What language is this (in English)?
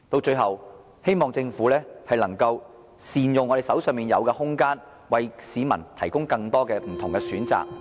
Cantonese